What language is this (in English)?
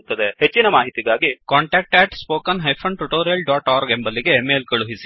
Kannada